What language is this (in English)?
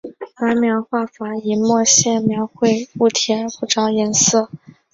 Chinese